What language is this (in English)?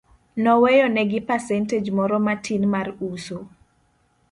Luo (Kenya and Tanzania)